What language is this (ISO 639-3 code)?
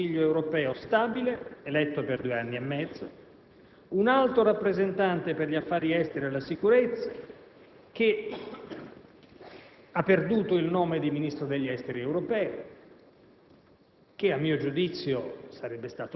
ita